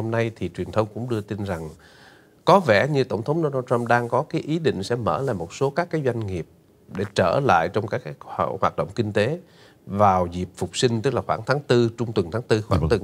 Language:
Vietnamese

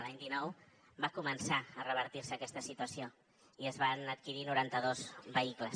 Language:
Catalan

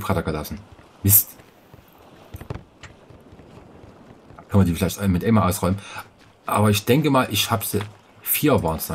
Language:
German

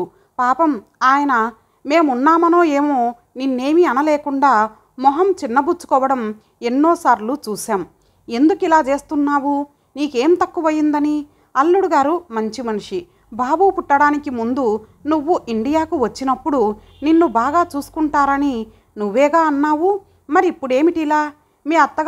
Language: Telugu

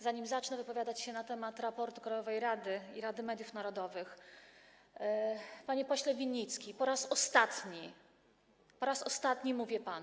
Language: Polish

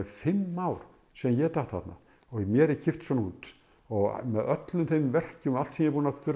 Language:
Icelandic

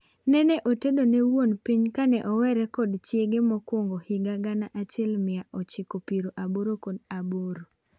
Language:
Luo (Kenya and Tanzania)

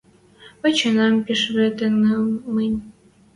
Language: Western Mari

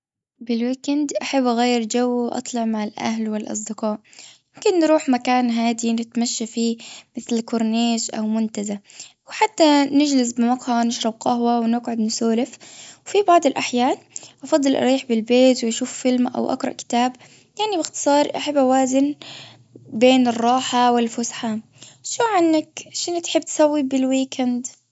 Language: Gulf Arabic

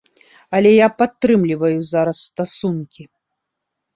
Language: Belarusian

